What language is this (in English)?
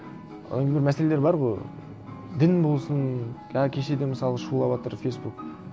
Kazakh